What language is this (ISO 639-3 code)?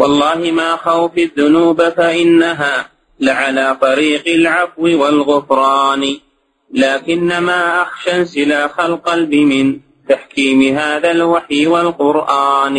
ara